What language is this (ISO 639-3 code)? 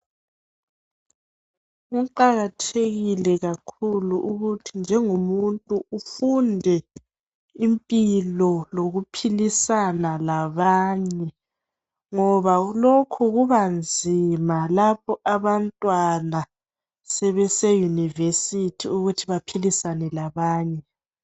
nde